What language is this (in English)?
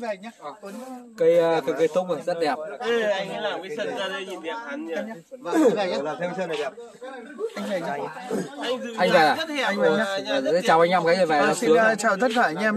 Vietnamese